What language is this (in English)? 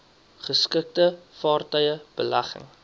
Afrikaans